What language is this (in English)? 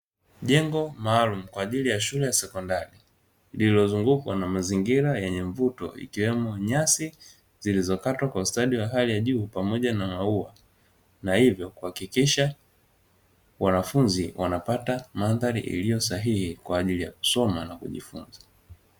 Swahili